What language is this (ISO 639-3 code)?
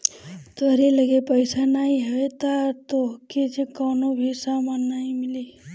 bho